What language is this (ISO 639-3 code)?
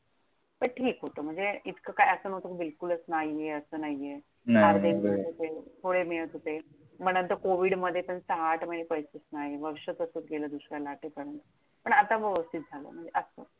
mar